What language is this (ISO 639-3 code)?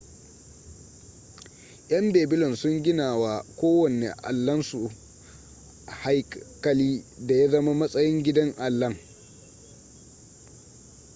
hau